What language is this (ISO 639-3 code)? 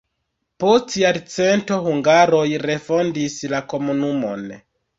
epo